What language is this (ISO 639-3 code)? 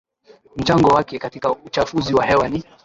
swa